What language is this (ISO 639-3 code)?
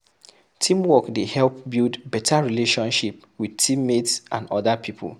pcm